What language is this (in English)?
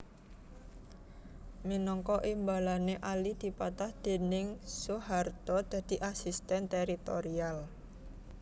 Javanese